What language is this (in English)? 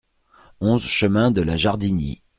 French